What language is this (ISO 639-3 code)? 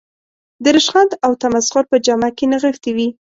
pus